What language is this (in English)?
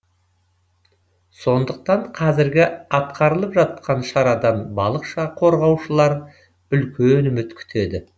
Kazakh